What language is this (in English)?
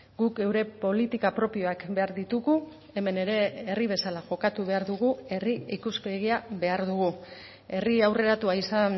Basque